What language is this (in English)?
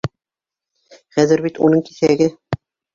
Bashkir